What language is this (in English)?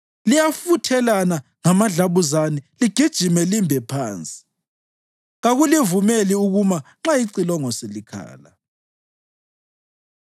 North Ndebele